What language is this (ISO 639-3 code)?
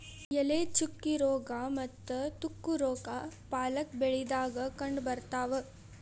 kan